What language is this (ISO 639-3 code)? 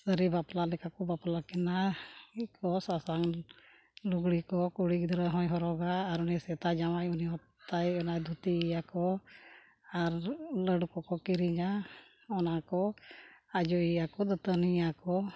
sat